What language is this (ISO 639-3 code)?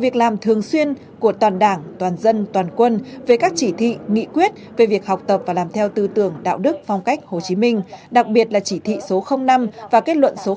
vie